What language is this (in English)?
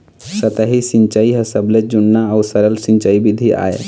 Chhattisgarhi